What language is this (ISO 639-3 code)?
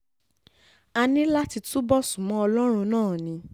yor